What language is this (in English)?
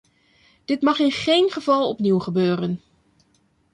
Dutch